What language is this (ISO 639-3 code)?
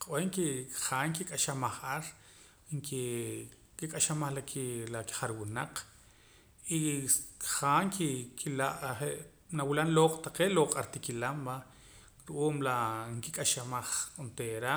poc